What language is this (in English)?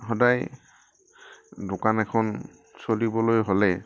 Assamese